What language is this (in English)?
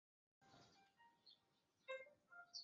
Chinese